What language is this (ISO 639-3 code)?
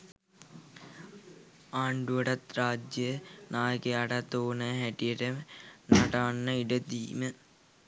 sin